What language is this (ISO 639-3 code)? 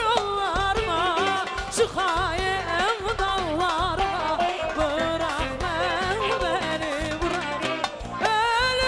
ara